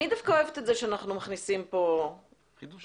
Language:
Hebrew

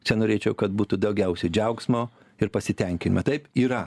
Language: Lithuanian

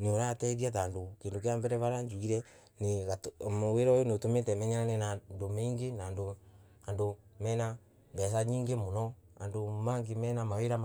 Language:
Embu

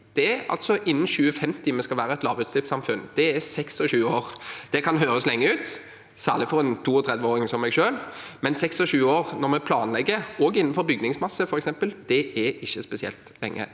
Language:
Norwegian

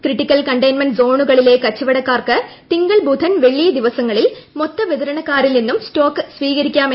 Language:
Malayalam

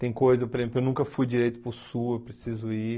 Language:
Portuguese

